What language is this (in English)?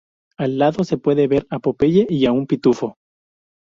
Spanish